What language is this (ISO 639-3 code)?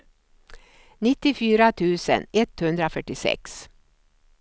swe